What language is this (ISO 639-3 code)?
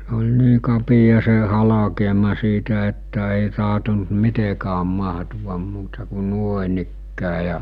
fin